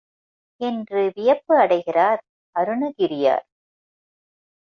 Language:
Tamil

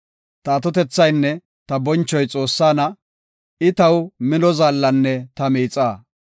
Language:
Gofa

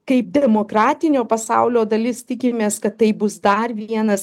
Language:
Lithuanian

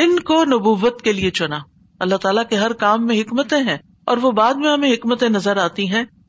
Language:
Urdu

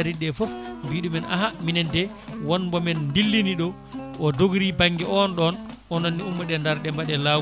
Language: Fula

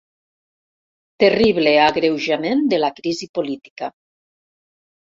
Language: Catalan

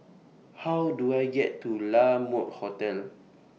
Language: English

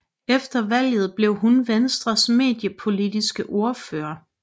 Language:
Danish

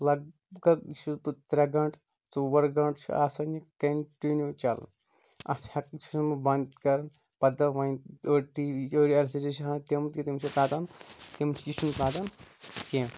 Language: Kashmiri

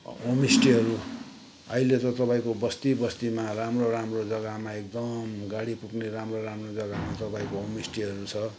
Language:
Nepali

